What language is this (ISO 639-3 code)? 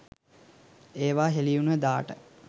sin